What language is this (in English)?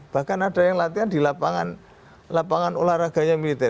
Indonesian